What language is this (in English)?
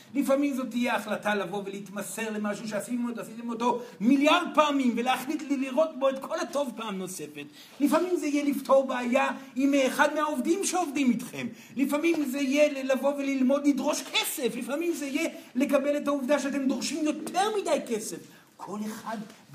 Hebrew